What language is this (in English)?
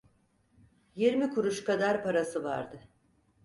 Turkish